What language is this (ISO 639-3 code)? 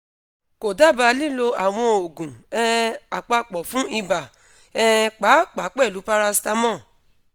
yor